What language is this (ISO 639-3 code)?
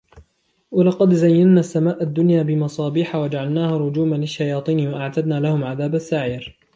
ara